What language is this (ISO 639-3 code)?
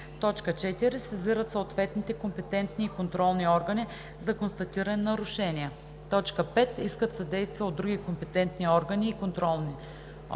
bul